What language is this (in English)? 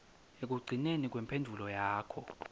Swati